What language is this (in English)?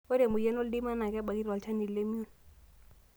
Masai